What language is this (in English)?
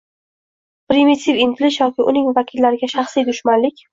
Uzbek